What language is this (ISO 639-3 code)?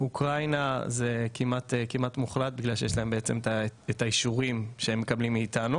heb